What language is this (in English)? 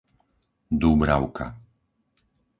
Slovak